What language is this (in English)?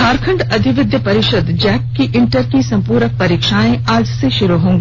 Hindi